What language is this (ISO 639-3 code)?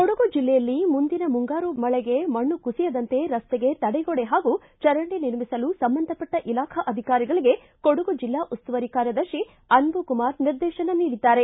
kan